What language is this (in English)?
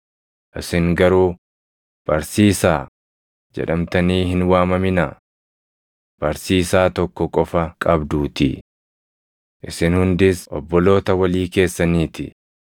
Oromo